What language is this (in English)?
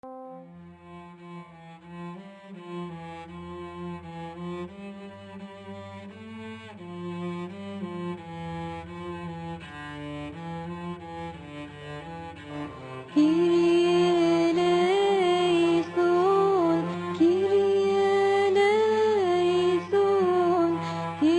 Arabic